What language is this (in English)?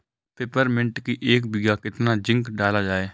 Hindi